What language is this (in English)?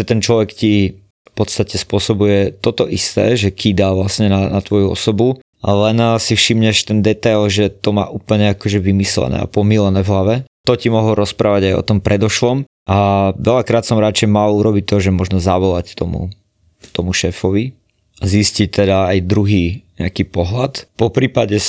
Slovak